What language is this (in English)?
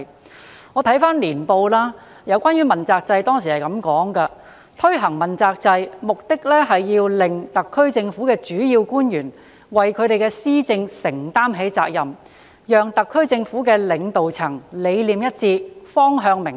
Cantonese